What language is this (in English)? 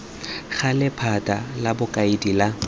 Tswana